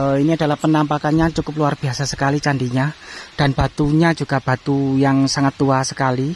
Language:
Indonesian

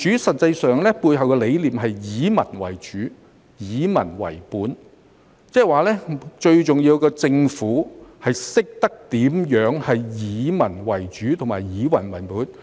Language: Cantonese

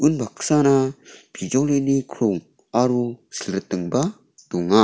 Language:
Garo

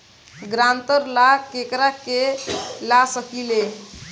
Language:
Bhojpuri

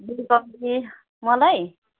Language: Nepali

